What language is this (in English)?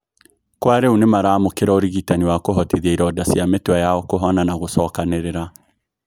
Kikuyu